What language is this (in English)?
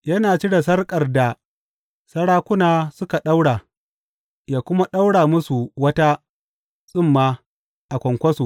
Hausa